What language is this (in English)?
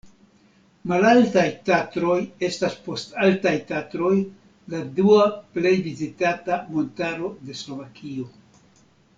Esperanto